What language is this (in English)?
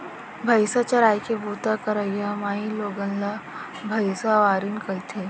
Chhattisgarhi